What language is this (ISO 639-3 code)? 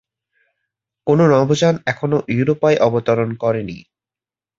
ben